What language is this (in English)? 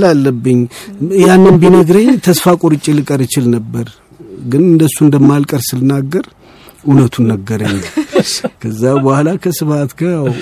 Amharic